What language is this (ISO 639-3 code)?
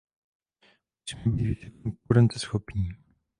ces